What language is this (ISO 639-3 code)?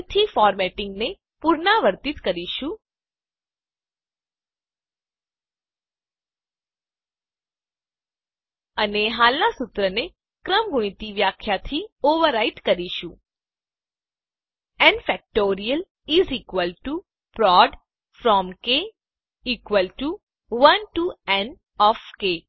guj